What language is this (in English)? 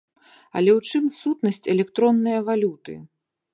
Belarusian